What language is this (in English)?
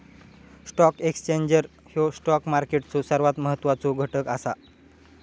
Marathi